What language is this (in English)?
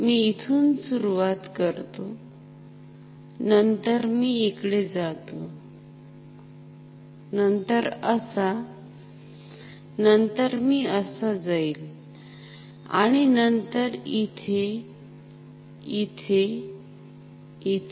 Marathi